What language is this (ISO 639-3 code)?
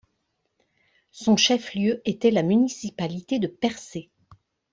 fra